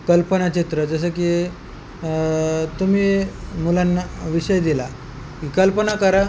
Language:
Marathi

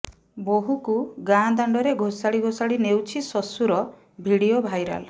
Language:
Odia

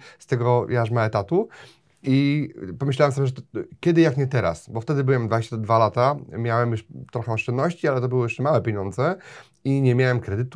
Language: Polish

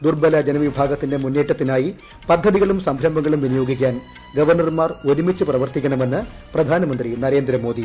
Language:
Malayalam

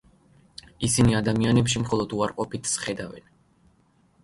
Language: Georgian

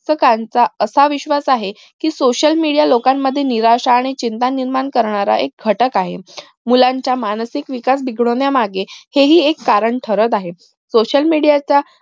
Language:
Marathi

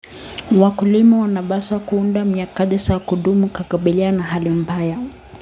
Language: Kalenjin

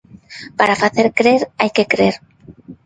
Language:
Galician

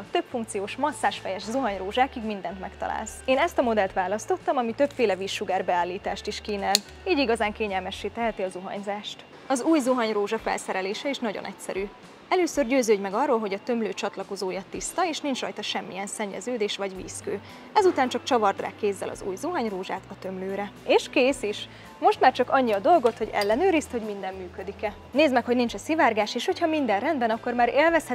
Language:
Hungarian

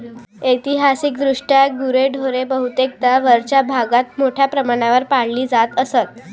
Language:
Marathi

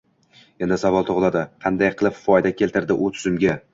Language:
Uzbek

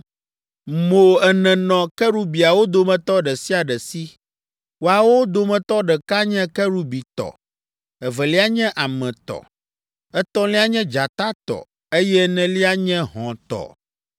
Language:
Ewe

